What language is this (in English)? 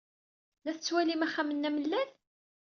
Kabyle